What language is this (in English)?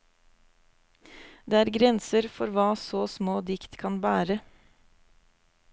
Norwegian